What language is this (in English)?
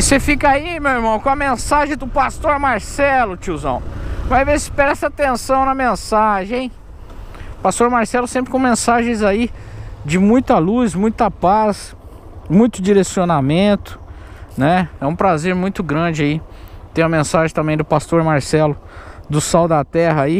Portuguese